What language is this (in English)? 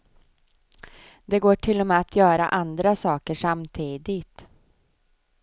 Swedish